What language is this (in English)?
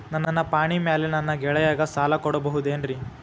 Kannada